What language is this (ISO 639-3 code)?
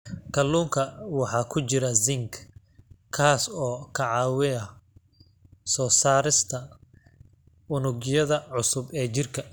som